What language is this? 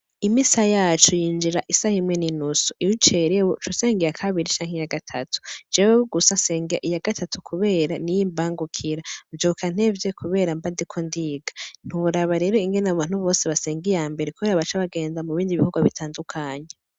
Rundi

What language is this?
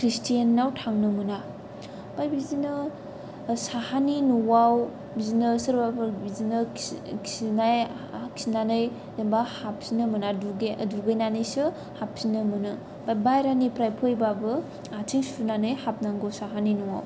Bodo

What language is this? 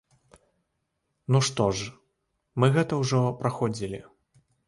Belarusian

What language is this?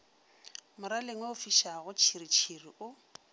Northern Sotho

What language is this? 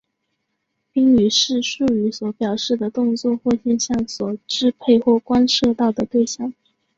Chinese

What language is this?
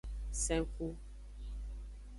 Aja (Benin)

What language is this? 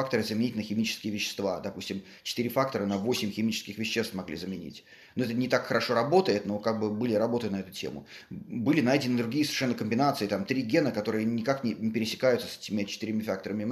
Russian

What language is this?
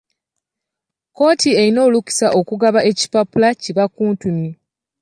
Ganda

